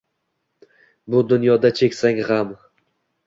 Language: Uzbek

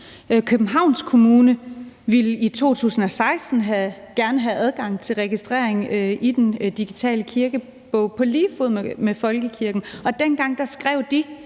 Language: Danish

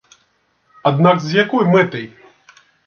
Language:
Belarusian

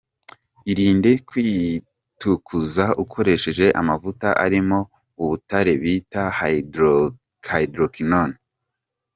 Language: Kinyarwanda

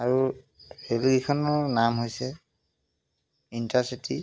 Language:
Assamese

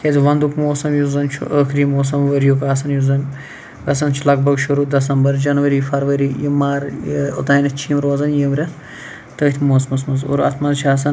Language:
Kashmiri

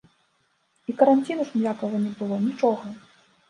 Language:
Belarusian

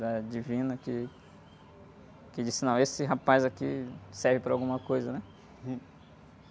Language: Portuguese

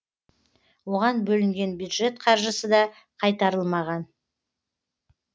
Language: Kazakh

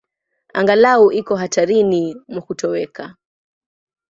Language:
Swahili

